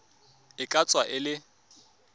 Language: Tswana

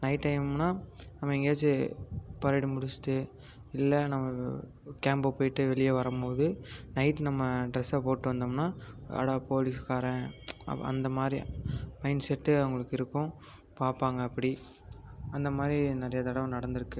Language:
Tamil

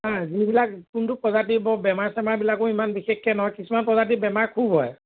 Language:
Assamese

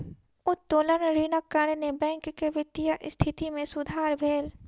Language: Maithili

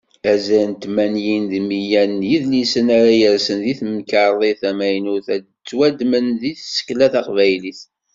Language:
Kabyle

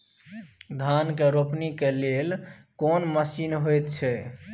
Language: Maithili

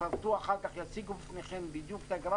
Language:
Hebrew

